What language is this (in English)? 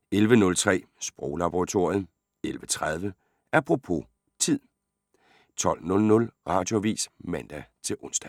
Danish